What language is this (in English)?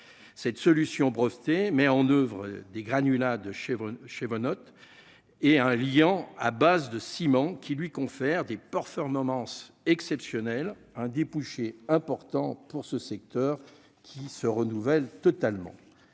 French